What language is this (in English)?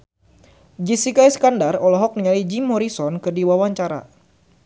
Sundanese